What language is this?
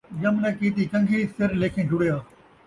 Saraiki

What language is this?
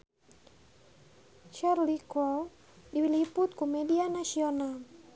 Sundanese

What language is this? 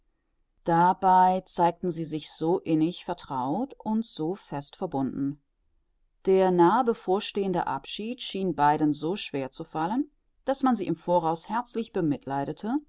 German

